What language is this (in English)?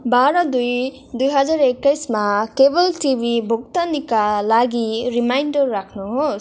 Nepali